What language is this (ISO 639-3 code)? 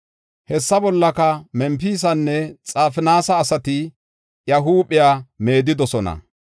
gof